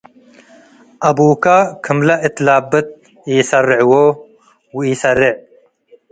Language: Tigre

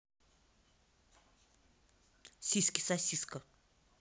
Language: Russian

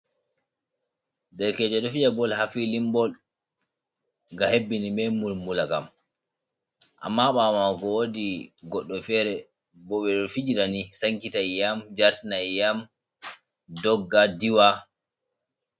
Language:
Fula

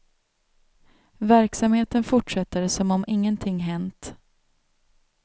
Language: Swedish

